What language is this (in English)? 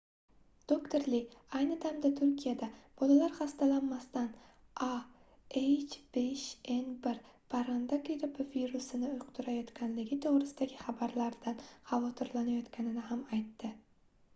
Uzbek